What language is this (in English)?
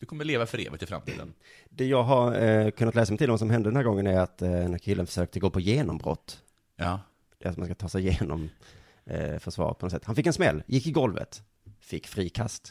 Swedish